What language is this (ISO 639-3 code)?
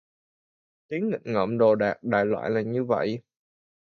vie